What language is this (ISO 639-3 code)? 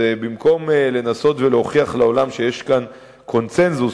heb